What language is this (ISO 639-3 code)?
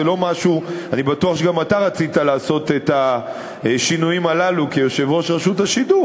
heb